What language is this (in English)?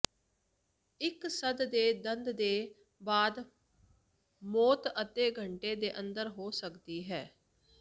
Punjabi